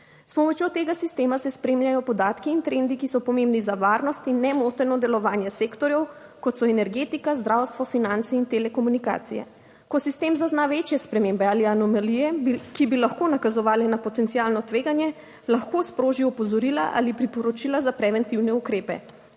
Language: Slovenian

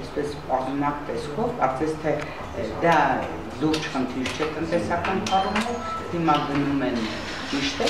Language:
Romanian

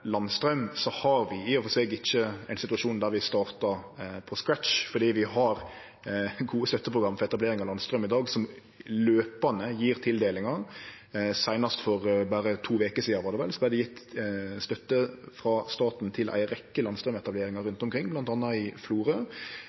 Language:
Norwegian Nynorsk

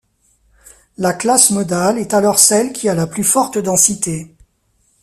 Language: French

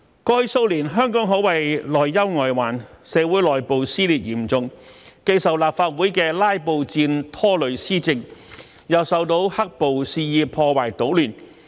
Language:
Cantonese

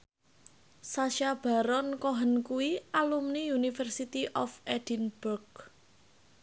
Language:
Javanese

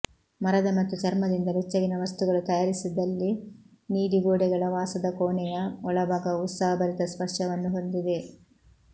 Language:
Kannada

